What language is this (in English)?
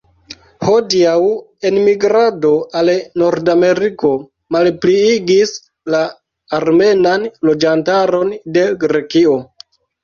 Esperanto